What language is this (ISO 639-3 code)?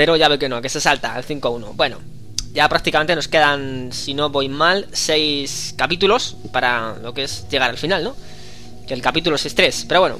spa